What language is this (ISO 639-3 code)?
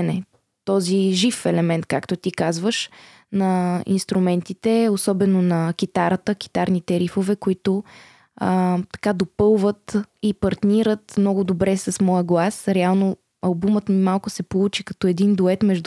bul